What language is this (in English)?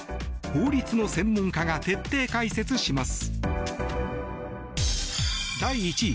Japanese